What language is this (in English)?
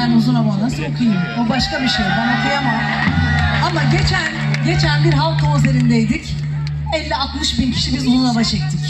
Turkish